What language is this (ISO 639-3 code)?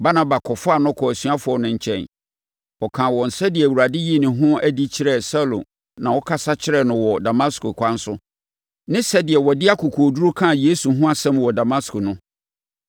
aka